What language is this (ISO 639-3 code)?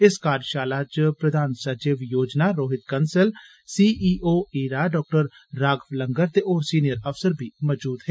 doi